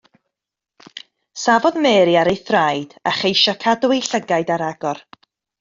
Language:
Welsh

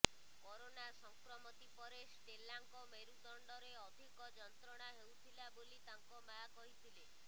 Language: Odia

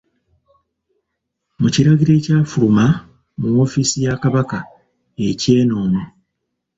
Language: Ganda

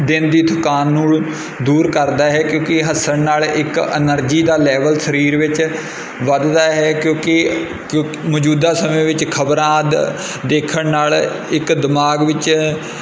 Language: Punjabi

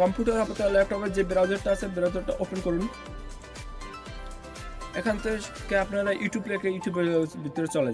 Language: Hindi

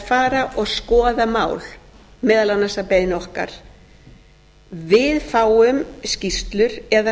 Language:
Icelandic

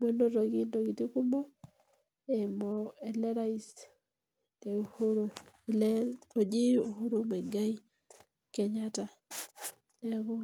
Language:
Masai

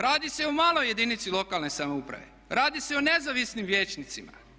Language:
Croatian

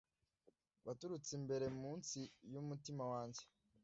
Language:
Kinyarwanda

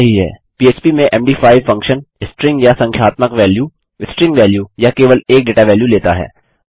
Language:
Hindi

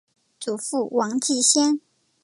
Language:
Chinese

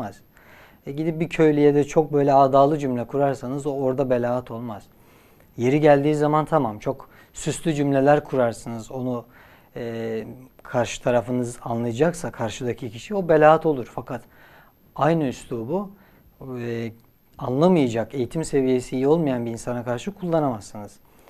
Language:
Turkish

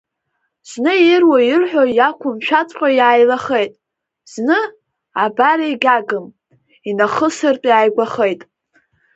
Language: Abkhazian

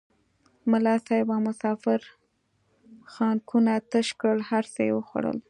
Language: Pashto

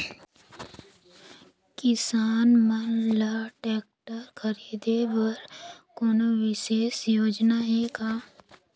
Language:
Chhattisgarhi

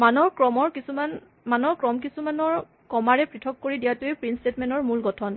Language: Assamese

